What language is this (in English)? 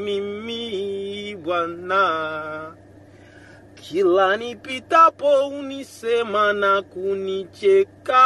French